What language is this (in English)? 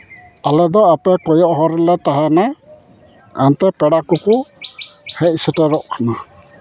Santali